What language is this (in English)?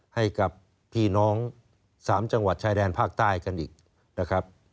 Thai